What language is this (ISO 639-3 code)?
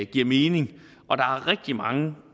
dan